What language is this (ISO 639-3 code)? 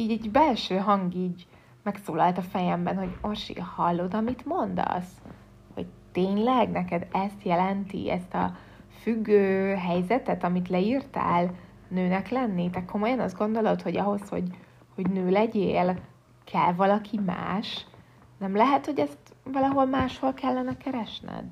hun